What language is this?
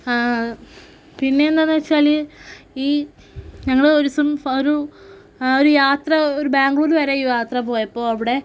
Malayalam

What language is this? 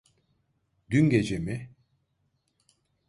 Turkish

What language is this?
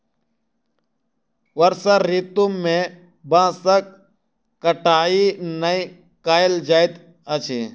Maithili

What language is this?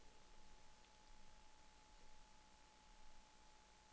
Danish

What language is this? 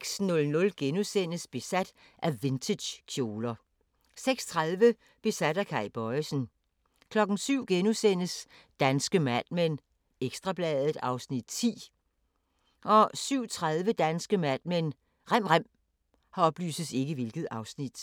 Danish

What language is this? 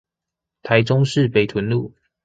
Chinese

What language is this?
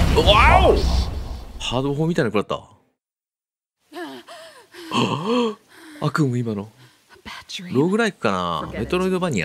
Japanese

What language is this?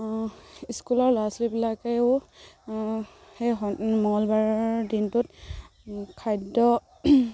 Assamese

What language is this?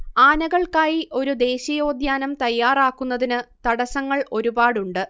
Malayalam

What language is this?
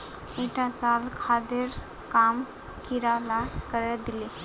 Magahi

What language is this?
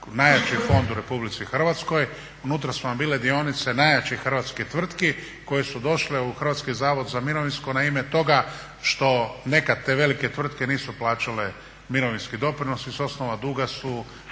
Croatian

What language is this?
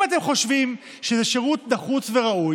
Hebrew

